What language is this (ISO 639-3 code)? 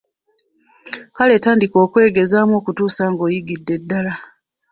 lug